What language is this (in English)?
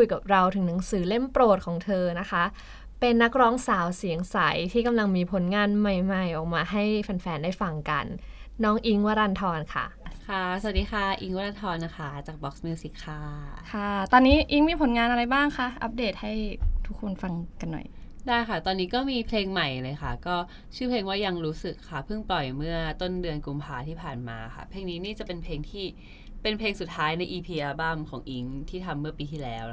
Thai